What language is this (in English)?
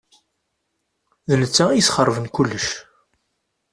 Kabyle